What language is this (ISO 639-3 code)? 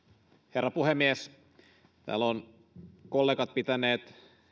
fin